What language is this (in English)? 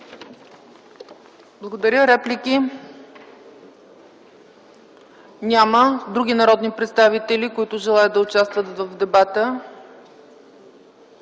Bulgarian